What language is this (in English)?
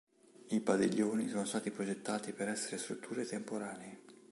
Italian